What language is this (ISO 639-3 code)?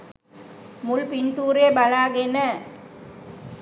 sin